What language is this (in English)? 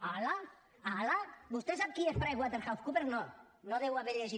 Catalan